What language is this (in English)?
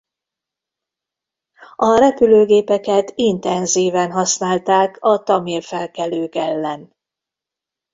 Hungarian